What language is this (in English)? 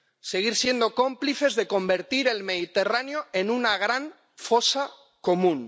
Spanish